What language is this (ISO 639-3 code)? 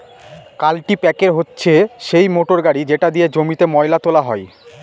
ben